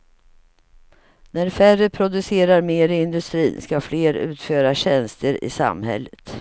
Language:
Swedish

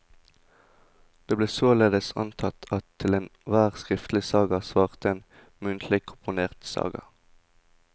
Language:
Norwegian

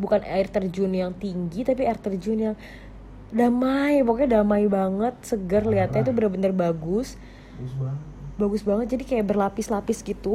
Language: Indonesian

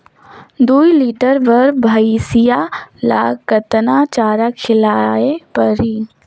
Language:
Chhattisgarhi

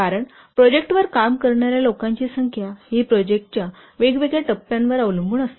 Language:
Marathi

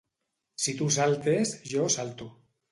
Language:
Catalan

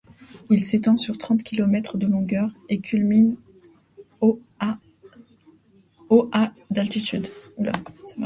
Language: French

